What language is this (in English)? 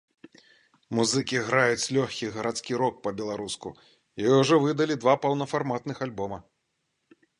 Belarusian